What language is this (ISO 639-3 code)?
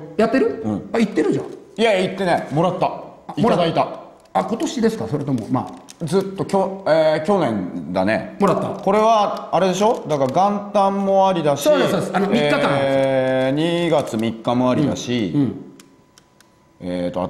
jpn